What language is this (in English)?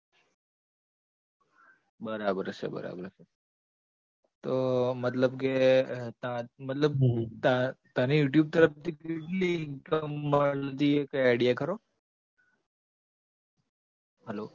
Gujarati